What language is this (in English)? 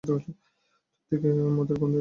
Bangla